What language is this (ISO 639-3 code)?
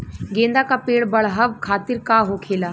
bho